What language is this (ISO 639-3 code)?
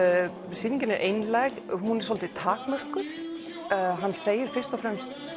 isl